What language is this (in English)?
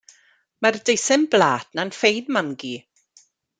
Welsh